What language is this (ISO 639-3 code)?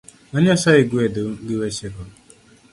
luo